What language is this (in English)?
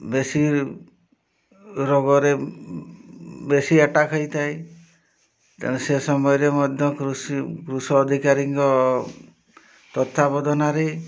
Odia